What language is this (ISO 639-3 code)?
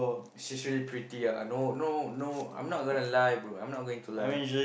eng